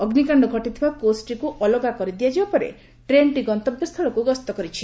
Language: Odia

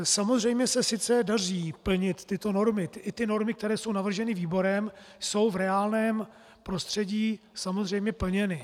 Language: Czech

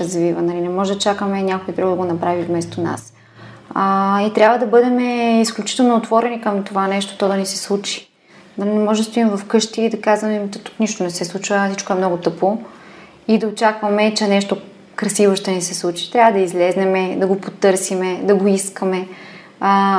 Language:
Bulgarian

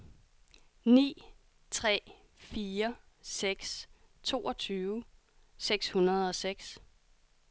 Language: Danish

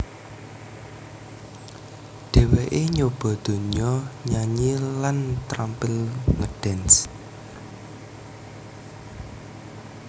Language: Javanese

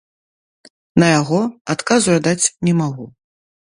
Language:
Belarusian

